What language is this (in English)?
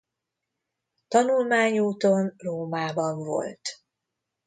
Hungarian